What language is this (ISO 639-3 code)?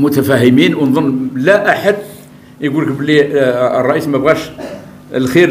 ara